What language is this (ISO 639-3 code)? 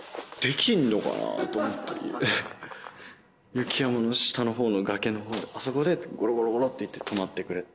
jpn